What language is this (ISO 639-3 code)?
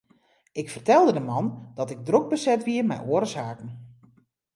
fry